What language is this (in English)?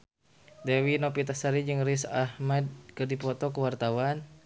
Sundanese